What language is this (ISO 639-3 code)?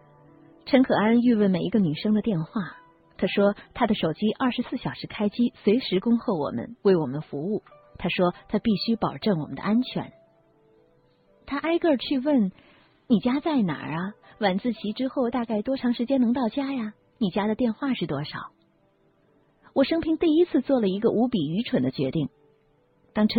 zho